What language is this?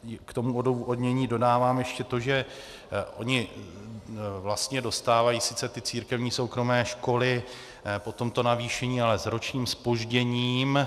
Czech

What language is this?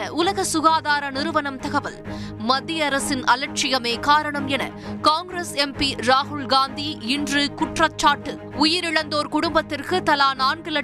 Tamil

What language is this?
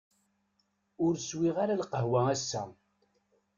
Kabyle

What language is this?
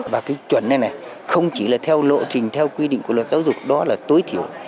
Vietnamese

